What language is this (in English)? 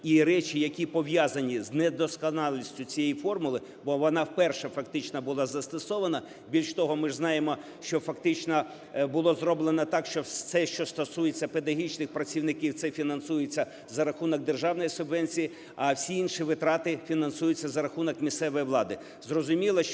Ukrainian